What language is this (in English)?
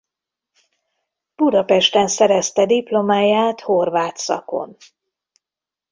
Hungarian